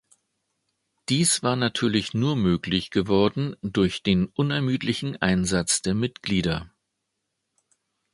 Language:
German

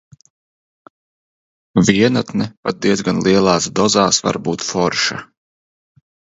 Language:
Latvian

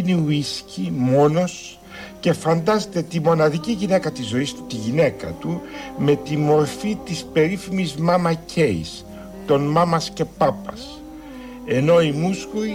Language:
Greek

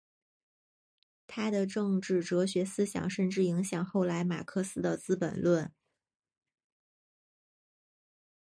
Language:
Chinese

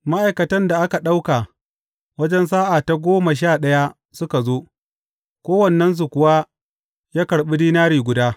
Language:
Hausa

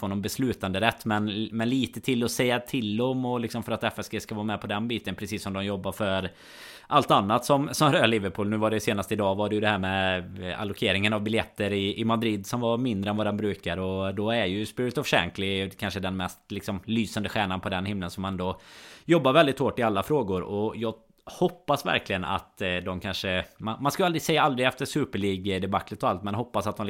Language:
Swedish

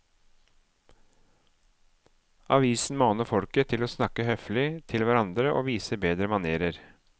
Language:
Norwegian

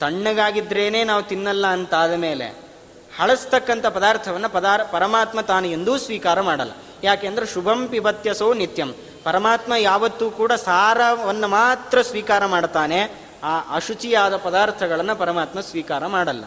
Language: Kannada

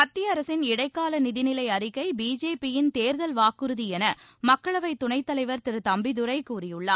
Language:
Tamil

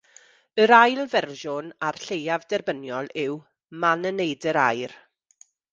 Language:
Welsh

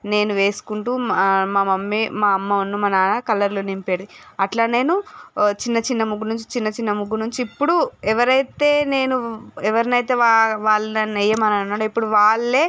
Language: Telugu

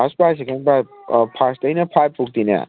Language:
Manipuri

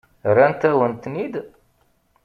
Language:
Kabyle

